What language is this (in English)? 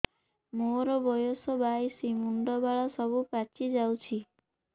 Odia